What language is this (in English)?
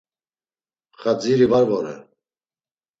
Laz